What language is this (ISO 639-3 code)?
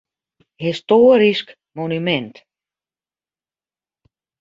fry